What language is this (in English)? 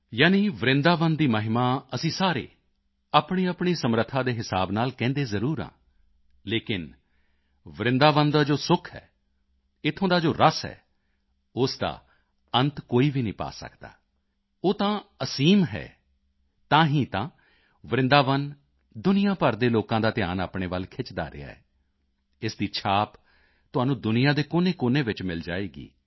Punjabi